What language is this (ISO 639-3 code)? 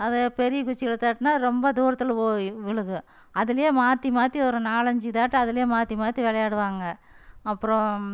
tam